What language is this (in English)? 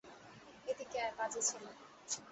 Bangla